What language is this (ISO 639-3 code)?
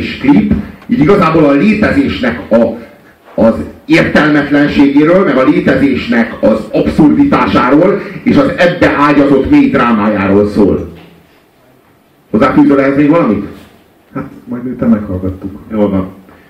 hun